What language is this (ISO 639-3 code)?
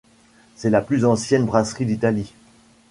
fra